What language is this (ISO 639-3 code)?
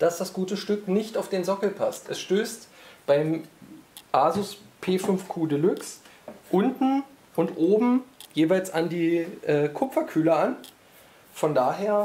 deu